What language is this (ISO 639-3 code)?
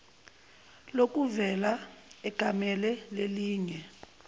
zul